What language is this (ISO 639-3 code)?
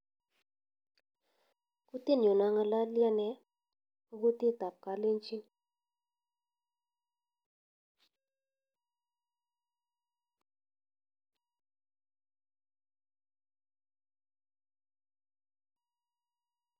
kln